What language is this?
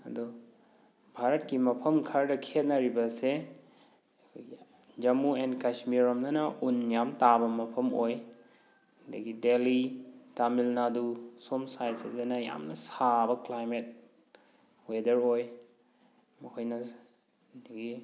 Manipuri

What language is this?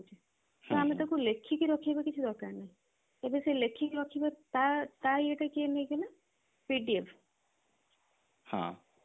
Odia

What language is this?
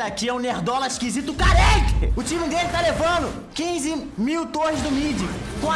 Portuguese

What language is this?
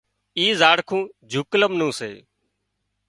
Wadiyara Koli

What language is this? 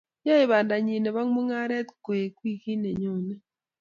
Kalenjin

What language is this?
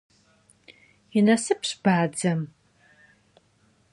Kabardian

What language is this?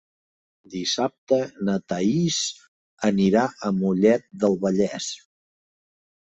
Catalan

